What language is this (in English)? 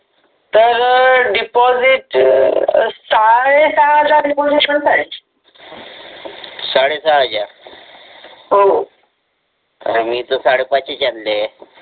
Marathi